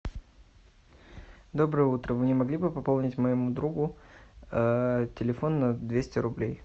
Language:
Russian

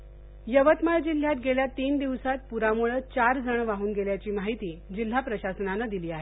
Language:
Marathi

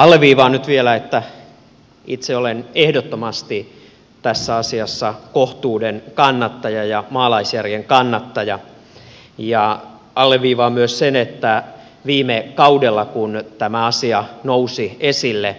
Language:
Finnish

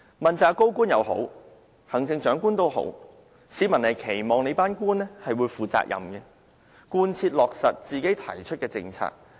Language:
Cantonese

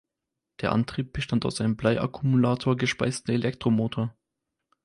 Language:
German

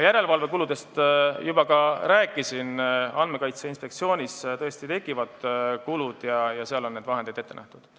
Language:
Estonian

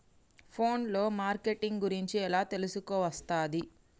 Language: Telugu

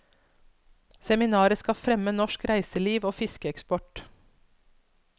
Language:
Norwegian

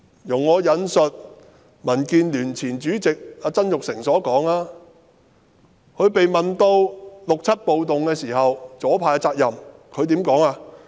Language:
Cantonese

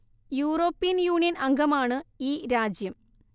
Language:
Malayalam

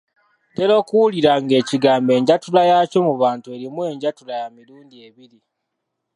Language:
Ganda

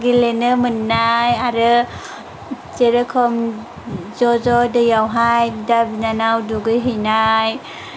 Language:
Bodo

